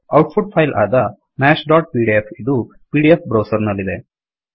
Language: Kannada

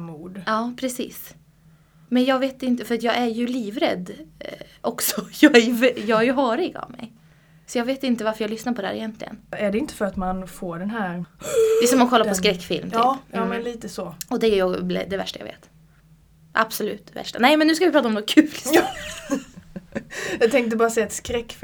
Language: Swedish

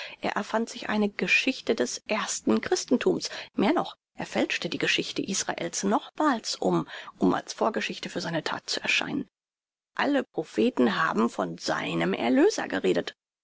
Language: German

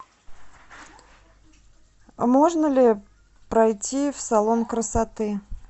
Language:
Russian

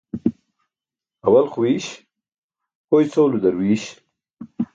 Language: Burushaski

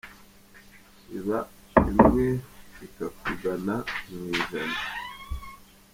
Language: Kinyarwanda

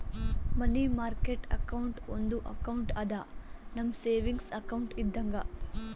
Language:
Kannada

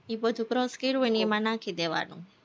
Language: Gujarati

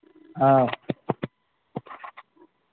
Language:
Manipuri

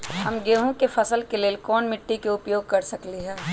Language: Magahi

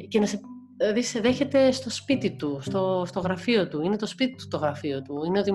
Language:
Greek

